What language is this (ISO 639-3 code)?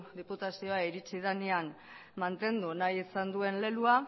eus